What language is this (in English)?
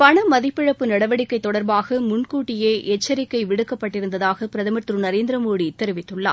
Tamil